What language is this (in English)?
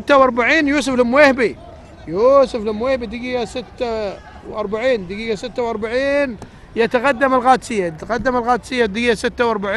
Arabic